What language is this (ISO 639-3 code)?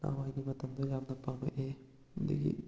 mni